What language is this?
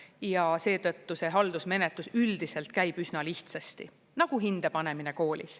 Estonian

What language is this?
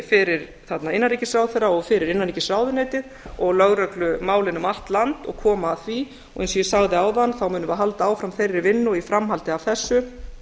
Icelandic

